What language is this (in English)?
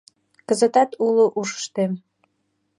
Mari